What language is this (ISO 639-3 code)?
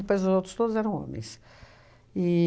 por